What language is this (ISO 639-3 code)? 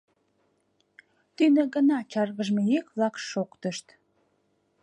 chm